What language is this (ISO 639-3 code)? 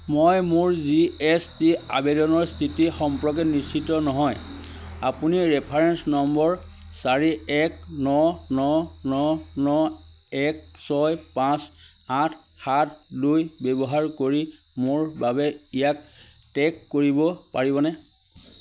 asm